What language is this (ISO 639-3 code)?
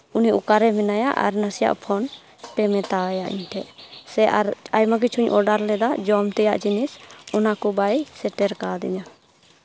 sat